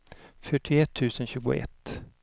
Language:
Swedish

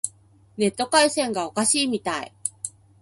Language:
Japanese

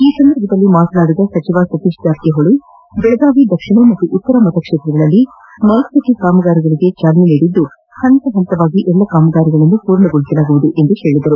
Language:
Kannada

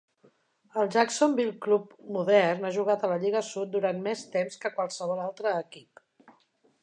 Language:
Catalan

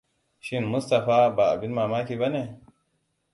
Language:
Hausa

